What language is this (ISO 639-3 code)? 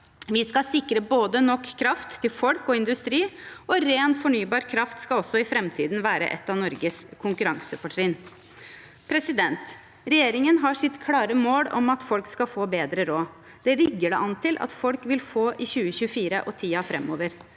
nor